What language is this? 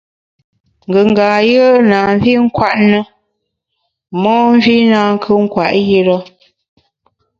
Bamun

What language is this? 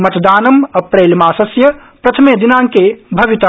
Sanskrit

